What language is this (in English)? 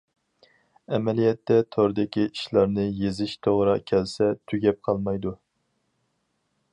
Uyghur